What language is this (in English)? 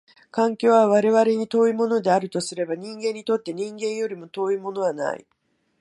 Japanese